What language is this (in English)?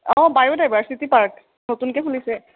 Assamese